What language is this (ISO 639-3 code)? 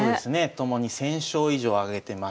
jpn